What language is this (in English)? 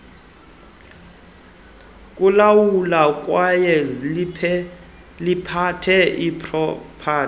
Xhosa